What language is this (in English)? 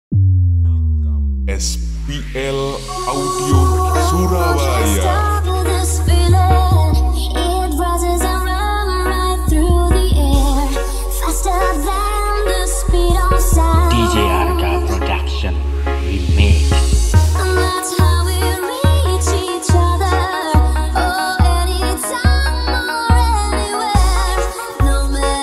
Indonesian